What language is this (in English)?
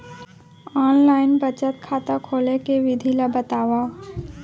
Chhattisgarhi